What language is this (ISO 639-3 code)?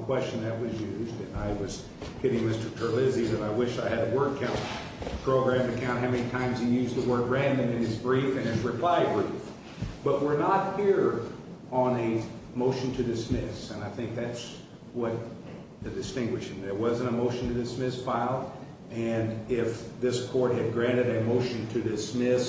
eng